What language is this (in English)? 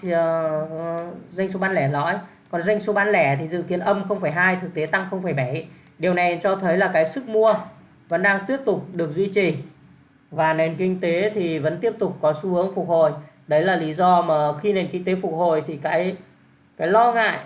Vietnamese